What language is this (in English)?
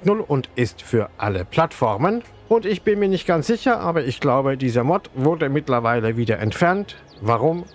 German